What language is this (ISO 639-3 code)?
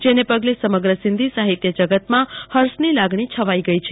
guj